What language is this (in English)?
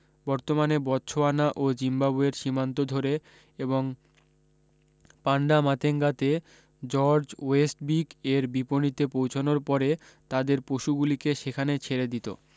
Bangla